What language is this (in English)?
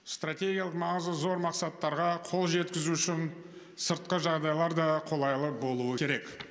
Kazakh